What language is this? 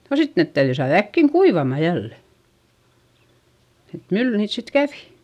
Finnish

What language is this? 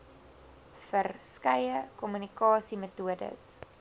Afrikaans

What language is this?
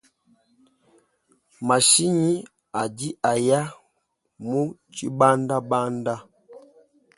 Luba-Lulua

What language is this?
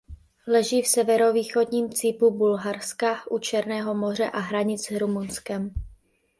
Czech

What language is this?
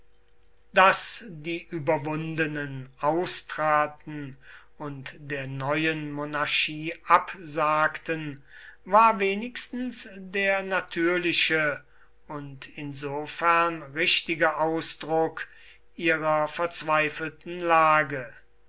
German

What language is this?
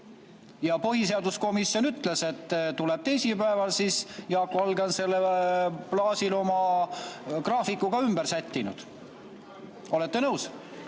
Estonian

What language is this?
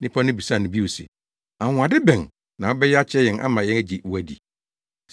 Akan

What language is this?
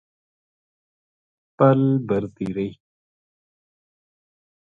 Gujari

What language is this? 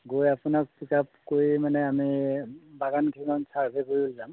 Assamese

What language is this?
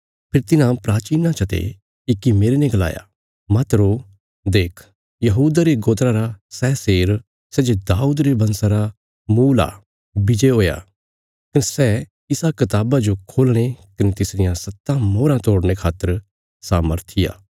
Bilaspuri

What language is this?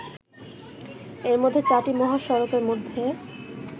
Bangla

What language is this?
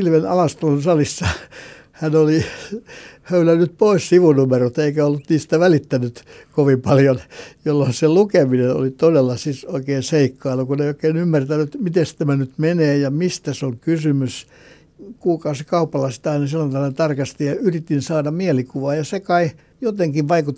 Finnish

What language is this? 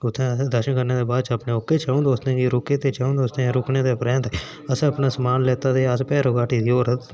Dogri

